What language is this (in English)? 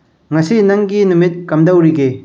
Manipuri